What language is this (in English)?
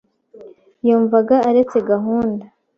Kinyarwanda